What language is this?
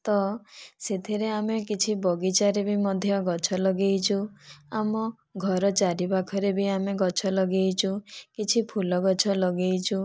Odia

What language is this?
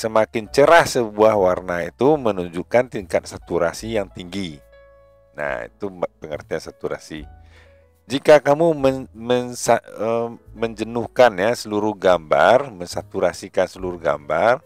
Indonesian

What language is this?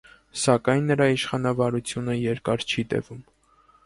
Armenian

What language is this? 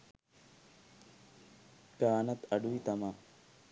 Sinhala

